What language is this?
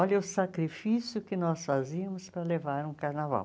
Portuguese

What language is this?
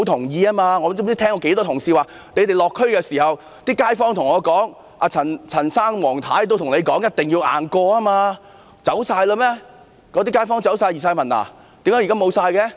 Cantonese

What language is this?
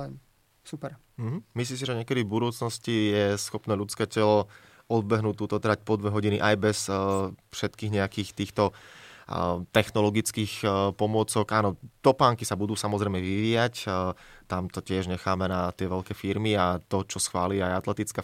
Slovak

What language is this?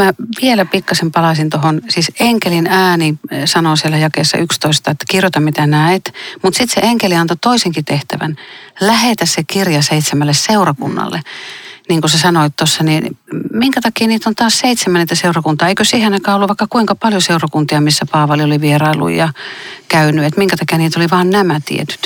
Finnish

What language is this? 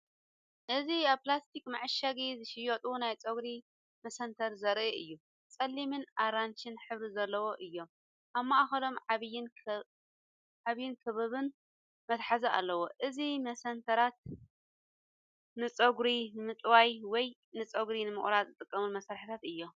Tigrinya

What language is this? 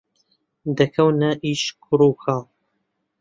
Central Kurdish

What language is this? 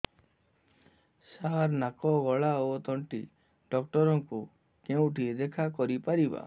Odia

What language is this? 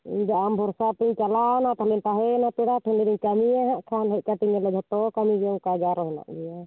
Santali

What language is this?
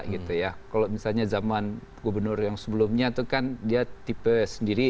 Indonesian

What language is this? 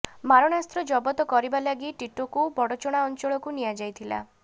Odia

